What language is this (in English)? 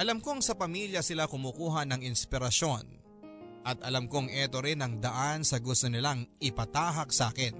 Filipino